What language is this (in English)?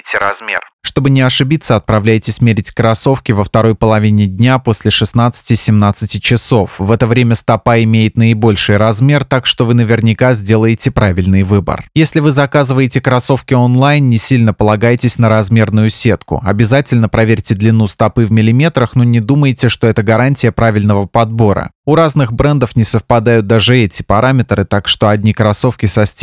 Russian